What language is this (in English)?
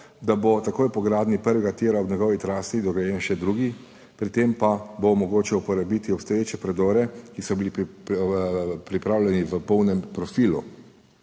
Slovenian